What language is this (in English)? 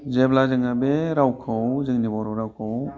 Bodo